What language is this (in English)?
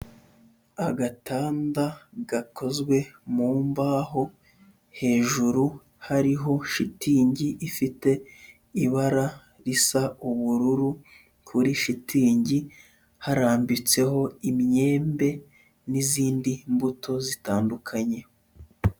Kinyarwanda